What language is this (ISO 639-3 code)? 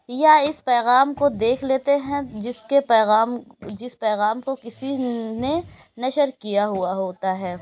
urd